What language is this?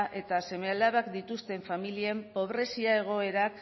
Basque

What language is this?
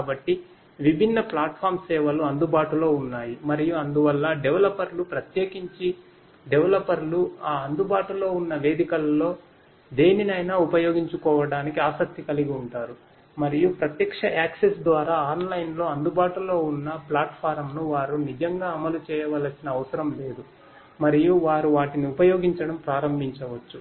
Telugu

